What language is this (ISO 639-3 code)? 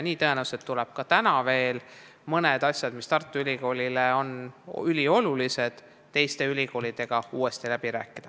est